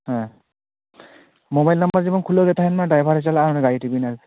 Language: Santali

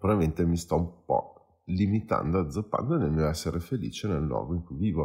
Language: Italian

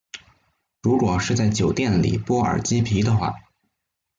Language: Chinese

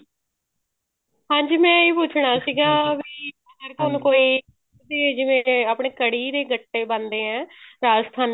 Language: Punjabi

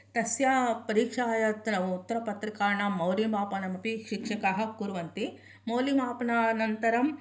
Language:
Sanskrit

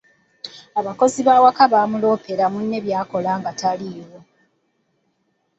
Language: Ganda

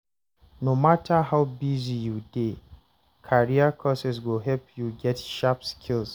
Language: Nigerian Pidgin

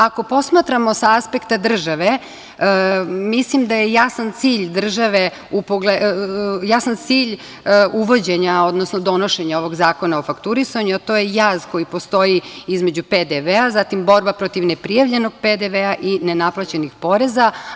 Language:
Serbian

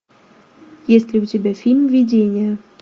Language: Russian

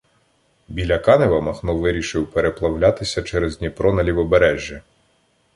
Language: Ukrainian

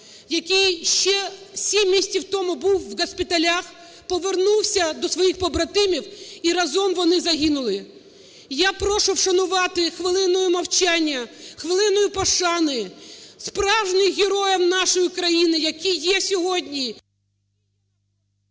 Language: Ukrainian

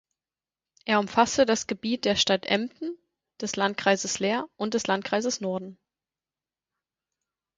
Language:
German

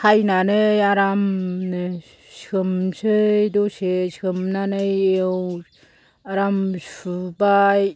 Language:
Bodo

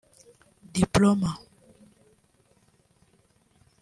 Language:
Kinyarwanda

